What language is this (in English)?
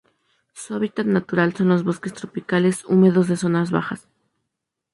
Spanish